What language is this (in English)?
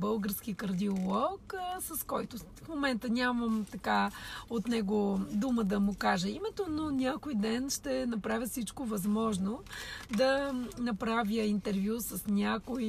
Bulgarian